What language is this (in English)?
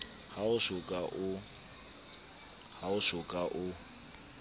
Southern Sotho